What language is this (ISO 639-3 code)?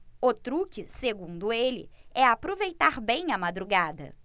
por